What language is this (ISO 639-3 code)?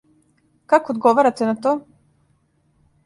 srp